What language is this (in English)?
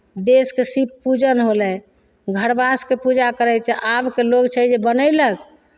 Maithili